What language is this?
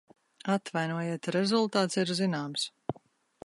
Latvian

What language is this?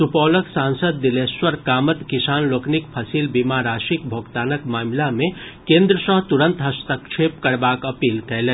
Maithili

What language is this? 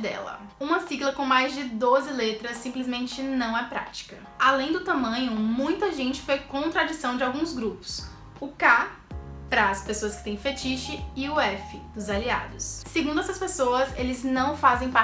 Portuguese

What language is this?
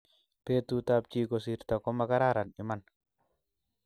Kalenjin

